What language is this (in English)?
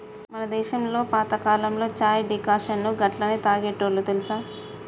Telugu